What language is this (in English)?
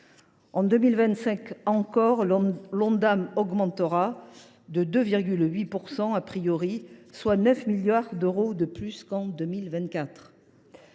French